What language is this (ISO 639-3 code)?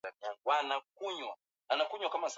swa